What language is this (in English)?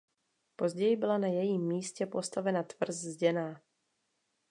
Czech